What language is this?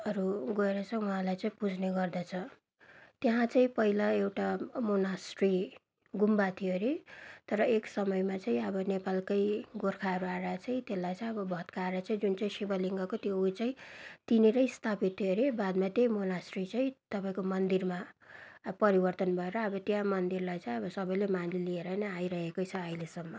Nepali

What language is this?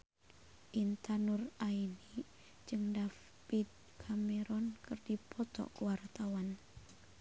Sundanese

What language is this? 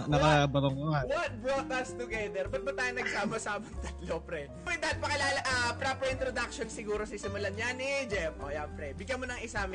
Filipino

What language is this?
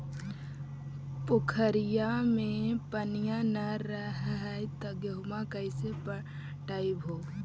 Magahi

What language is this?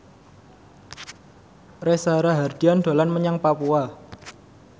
Javanese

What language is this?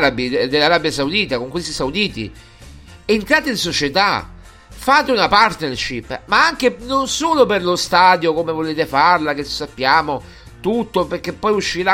Italian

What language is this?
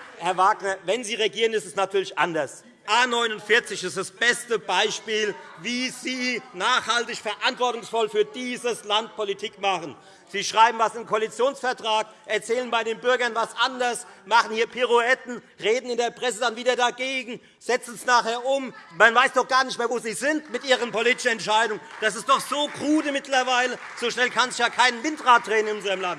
German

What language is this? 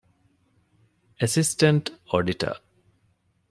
Divehi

